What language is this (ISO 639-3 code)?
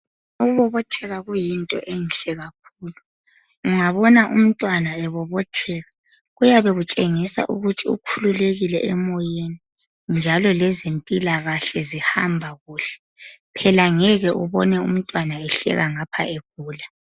nde